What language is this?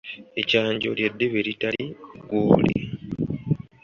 Ganda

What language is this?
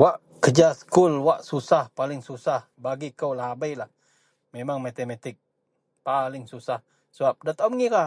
Central Melanau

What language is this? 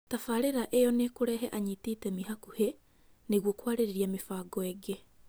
Kikuyu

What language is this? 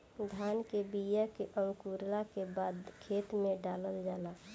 Bhojpuri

